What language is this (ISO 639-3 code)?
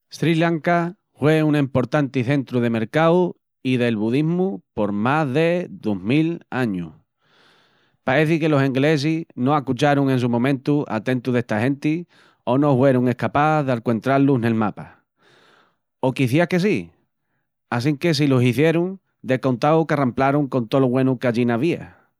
ext